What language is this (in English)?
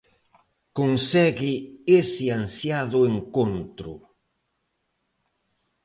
Galician